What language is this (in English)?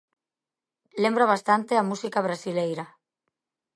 Galician